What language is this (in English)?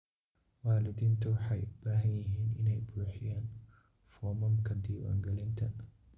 Somali